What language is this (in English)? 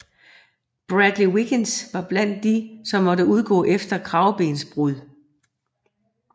Danish